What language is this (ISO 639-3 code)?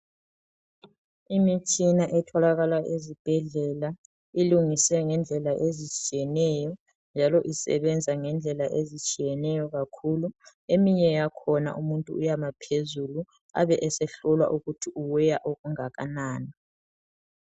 nde